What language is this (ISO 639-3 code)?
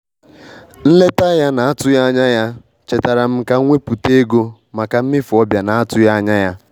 ibo